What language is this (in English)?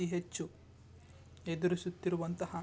Kannada